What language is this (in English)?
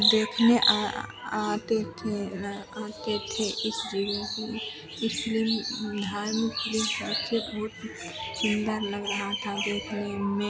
Hindi